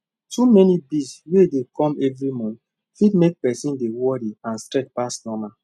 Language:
Nigerian Pidgin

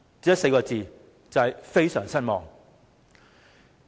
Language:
Cantonese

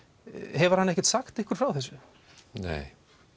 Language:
Icelandic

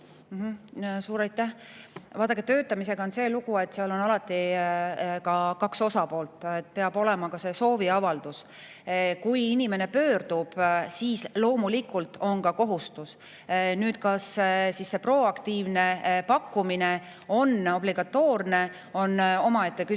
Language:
Estonian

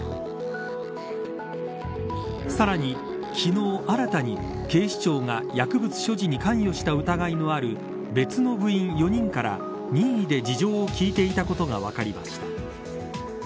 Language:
Japanese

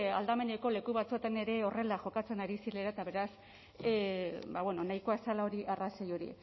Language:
Basque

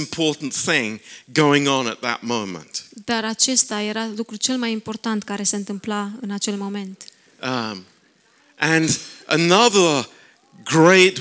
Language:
Romanian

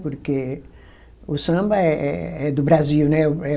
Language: Portuguese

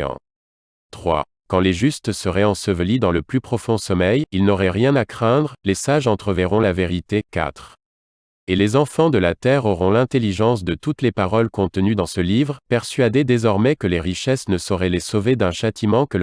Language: French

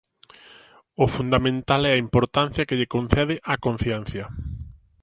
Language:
Galician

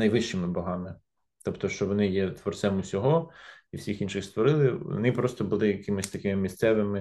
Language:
Ukrainian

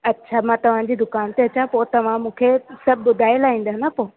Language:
Sindhi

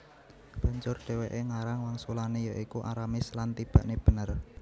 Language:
Javanese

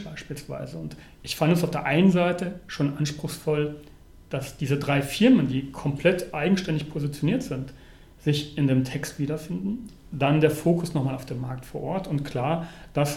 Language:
German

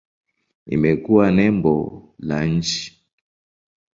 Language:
Swahili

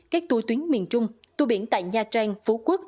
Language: Vietnamese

